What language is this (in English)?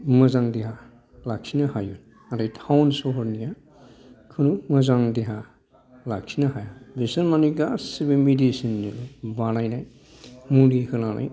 Bodo